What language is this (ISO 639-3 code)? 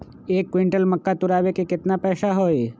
mag